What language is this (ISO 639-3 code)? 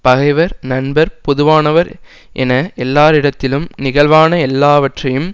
tam